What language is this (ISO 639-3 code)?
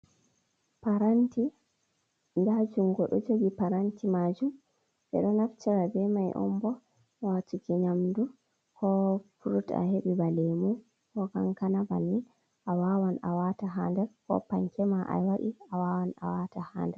ful